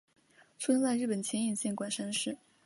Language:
Chinese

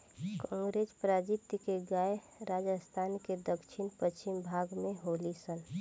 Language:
Bhojpuri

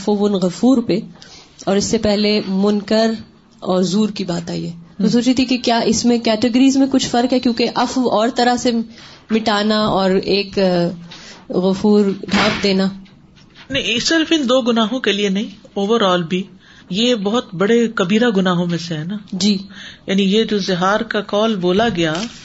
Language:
Urdu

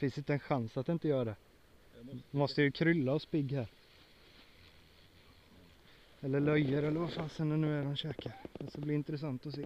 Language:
Swedish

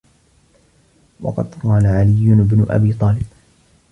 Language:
Arabic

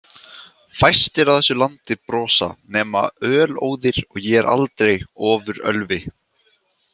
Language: Icelandic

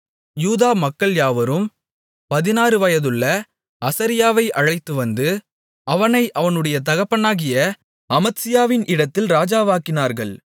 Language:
Tamil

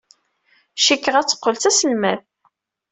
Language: Kabyle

